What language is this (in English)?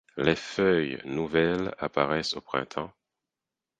French